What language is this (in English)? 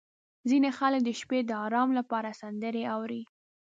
Pashto